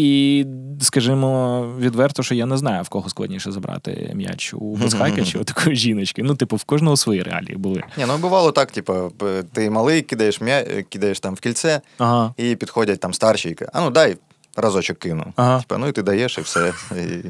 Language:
Ukrainian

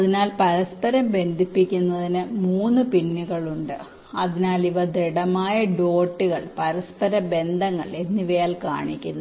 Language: Malayalam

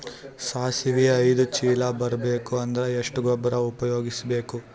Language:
Kannada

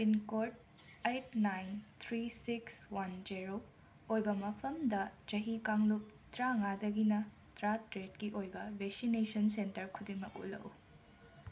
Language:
Manipuri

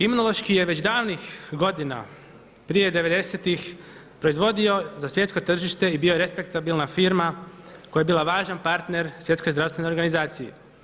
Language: Croatian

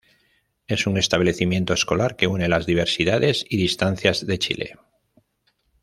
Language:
Spanish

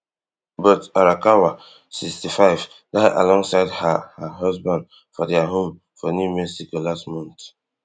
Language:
Nigerian Pidgin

